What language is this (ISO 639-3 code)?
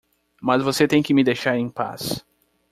por